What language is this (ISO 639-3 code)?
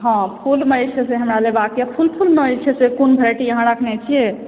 mai